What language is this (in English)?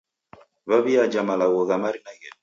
Taita